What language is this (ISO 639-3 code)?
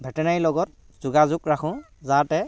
asm